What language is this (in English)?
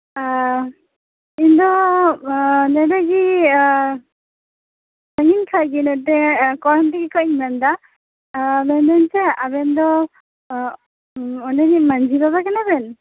Santali